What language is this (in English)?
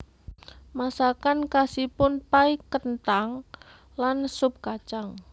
Javanese